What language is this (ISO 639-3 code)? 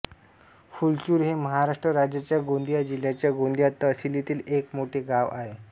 mar